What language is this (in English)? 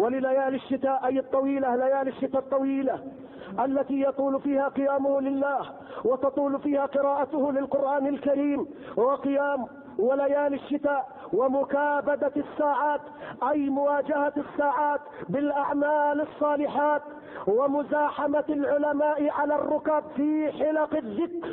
Arabic